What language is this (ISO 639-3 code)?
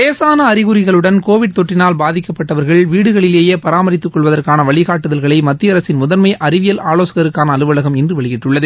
tam